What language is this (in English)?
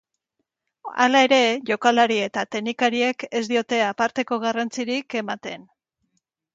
Basque